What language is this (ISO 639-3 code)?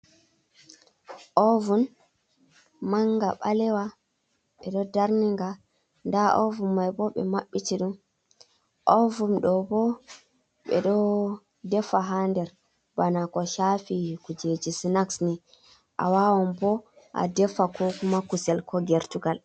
ful